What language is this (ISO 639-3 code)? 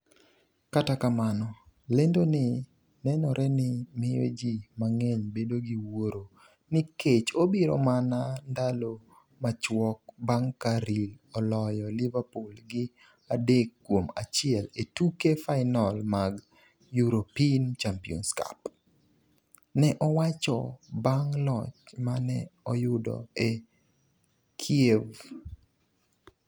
luo